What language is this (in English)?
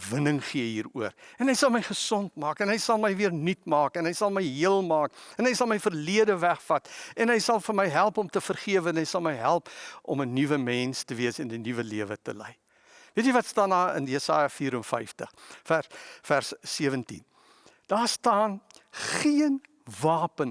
Dutch